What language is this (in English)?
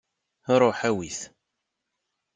Kabyle